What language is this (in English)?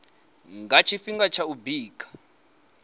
Venda